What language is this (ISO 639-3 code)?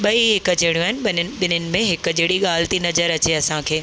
snd